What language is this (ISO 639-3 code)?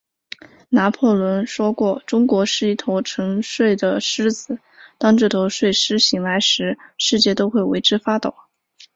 zho